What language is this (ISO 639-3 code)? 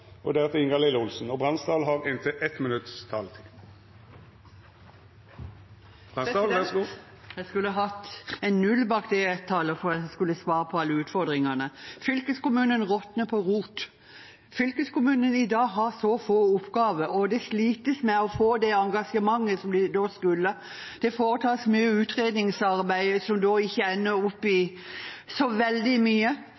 nor